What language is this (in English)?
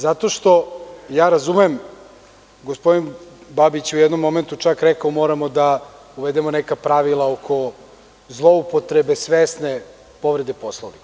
Serbian